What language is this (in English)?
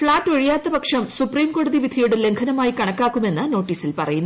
Malayalam